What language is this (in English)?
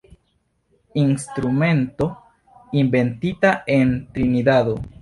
Esperanto